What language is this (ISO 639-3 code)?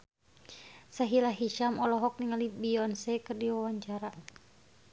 sun